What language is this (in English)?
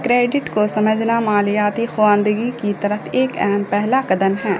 Urdu